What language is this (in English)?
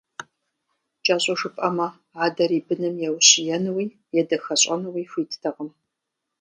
Kabardian